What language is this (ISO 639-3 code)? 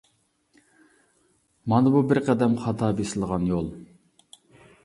uig